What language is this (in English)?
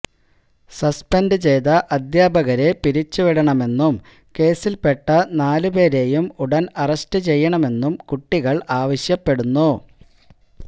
Malayalam